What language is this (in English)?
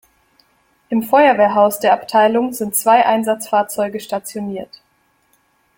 German